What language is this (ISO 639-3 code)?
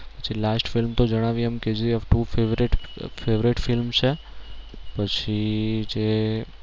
guj